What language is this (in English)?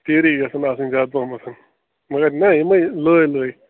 Kashmiri